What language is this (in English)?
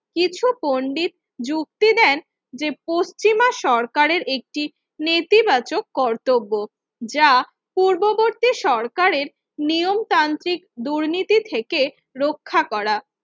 Bangla